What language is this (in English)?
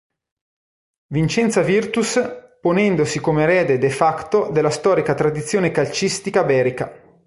Italian